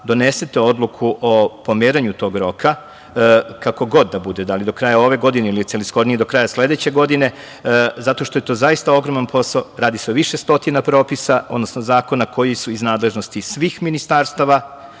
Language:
Serbian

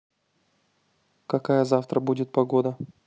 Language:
Russian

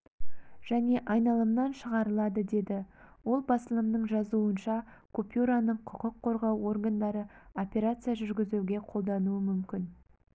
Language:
Kazakh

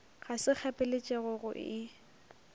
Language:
Northern Sotho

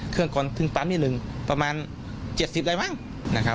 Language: Thai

